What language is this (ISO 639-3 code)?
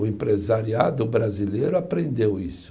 por